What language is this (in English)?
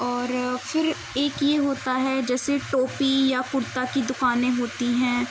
Urdu